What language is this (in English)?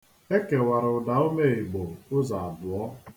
Igbo